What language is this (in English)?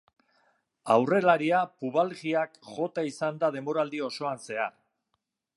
Basque